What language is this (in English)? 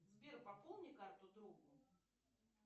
Russian